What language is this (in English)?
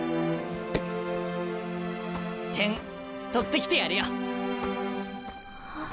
Japanese